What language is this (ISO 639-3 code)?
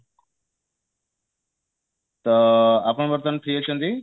ori